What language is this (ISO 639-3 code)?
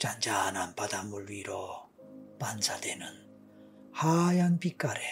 kor